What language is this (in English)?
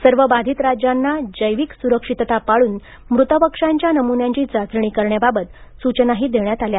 Marathi